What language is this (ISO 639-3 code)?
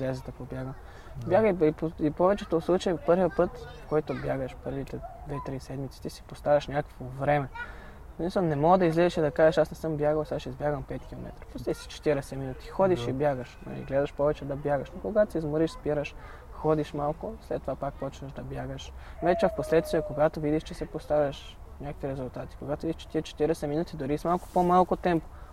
bul